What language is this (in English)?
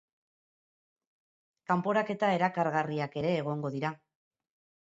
Basque